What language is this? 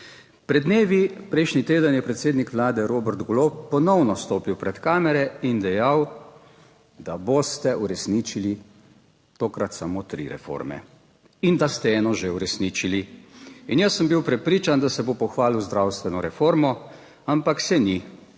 Slovenian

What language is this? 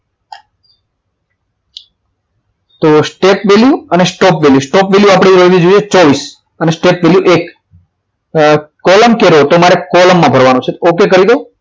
Gujarati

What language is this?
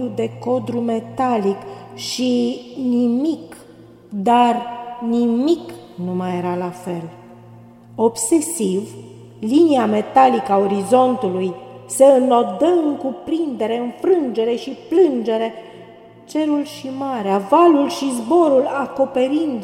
Romanian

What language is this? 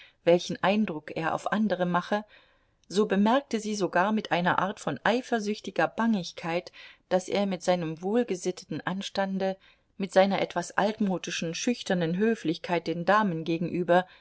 German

